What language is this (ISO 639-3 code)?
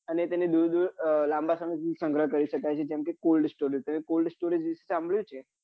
guj